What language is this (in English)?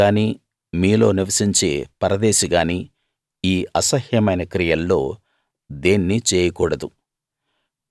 Telugu